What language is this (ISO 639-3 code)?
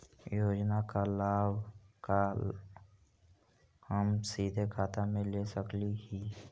mag